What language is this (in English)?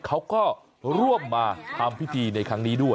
Thai